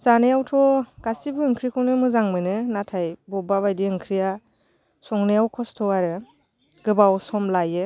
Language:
Bodo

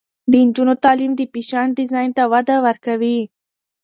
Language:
Pashto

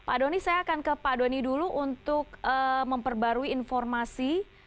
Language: Indonesian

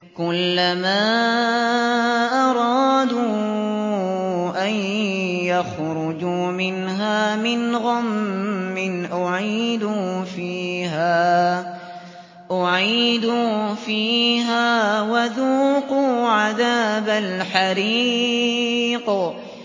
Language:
Arabic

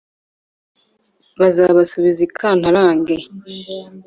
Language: Kinyarwanda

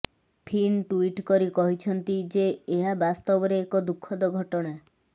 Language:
Odia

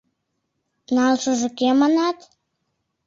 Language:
Mari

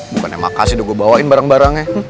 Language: Indonesian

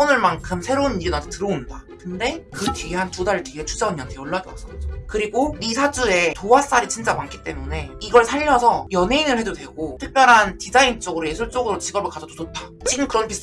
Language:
Korean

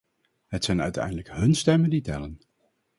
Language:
Dutch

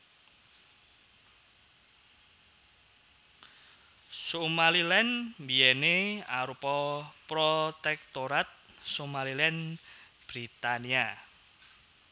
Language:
Javanese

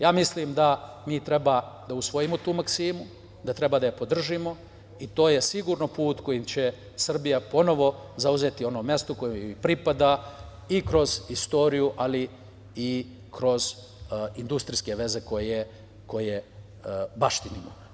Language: Serbian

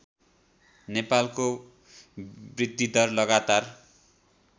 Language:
Nepali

